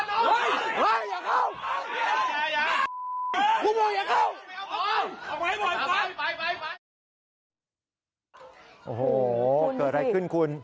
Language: Thai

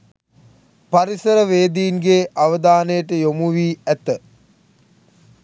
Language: Sinhala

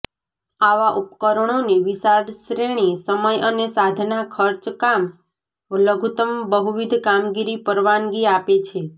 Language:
Gujarati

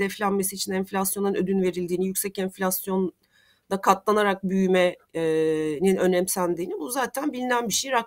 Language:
Turkish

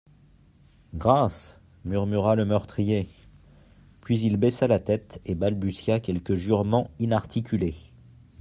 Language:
French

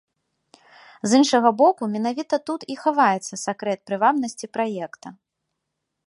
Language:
Belarusian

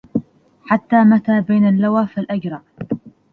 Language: Arabic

